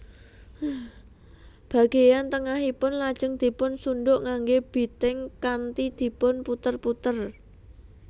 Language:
Javanese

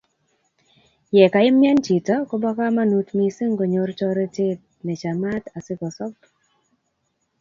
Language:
Kalenjin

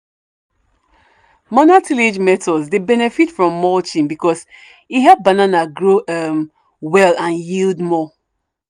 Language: Nigerian Pidgin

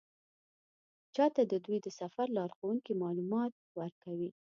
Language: Pashto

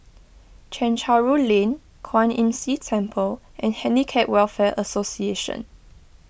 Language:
English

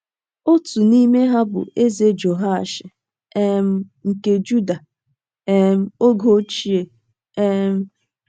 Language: Igbo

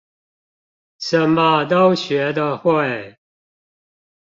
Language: Chinese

